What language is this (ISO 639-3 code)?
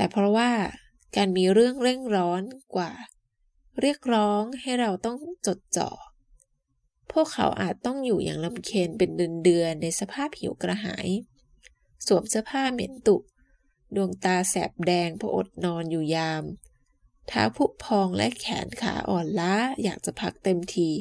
tha